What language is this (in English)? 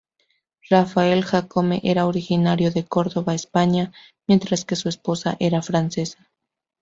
Spanish